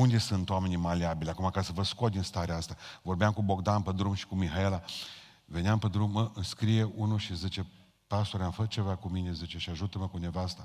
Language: Romanian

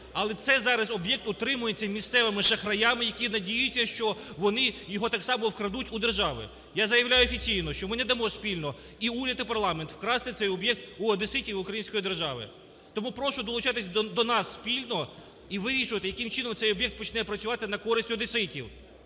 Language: Ukrainian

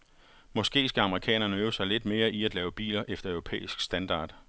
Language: Danish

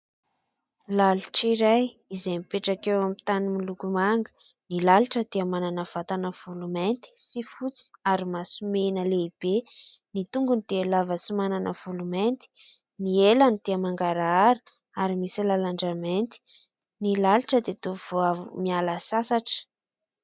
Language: Malagasy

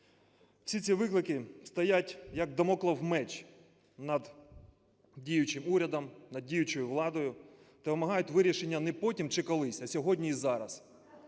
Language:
Ukrainian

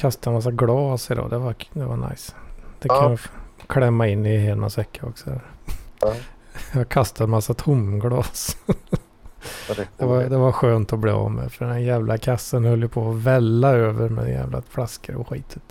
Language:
Swedish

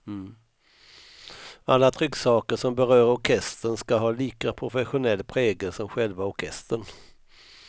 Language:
Swedish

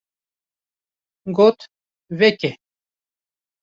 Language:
Kurdish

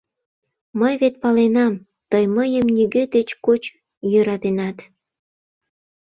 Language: Mari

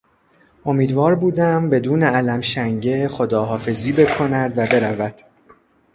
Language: Persian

